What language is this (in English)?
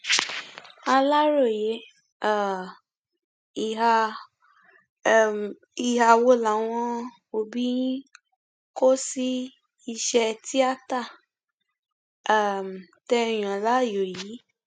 Yoruba